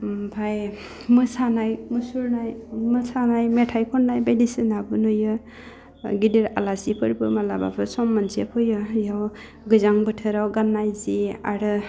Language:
Bodo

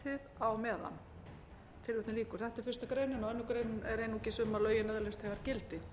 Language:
Icelandic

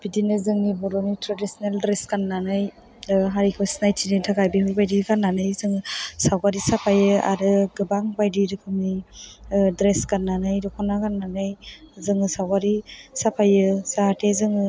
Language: Bodo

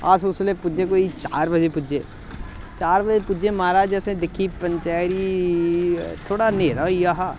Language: Dogri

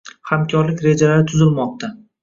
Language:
Uzbek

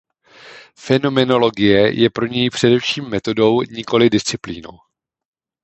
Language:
Czech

